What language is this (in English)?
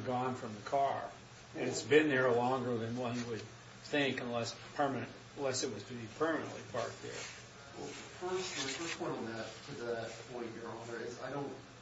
English